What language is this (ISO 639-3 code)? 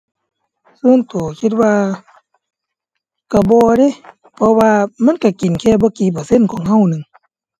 tha